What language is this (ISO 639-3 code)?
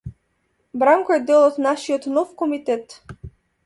mkd